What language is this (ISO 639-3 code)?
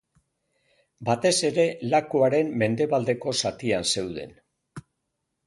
eus